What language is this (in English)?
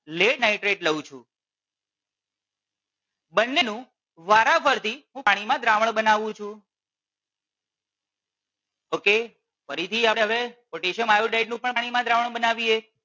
Gujarati